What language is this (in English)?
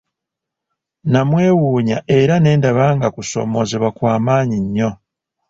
Ganda